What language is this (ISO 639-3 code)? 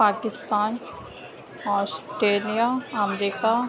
urd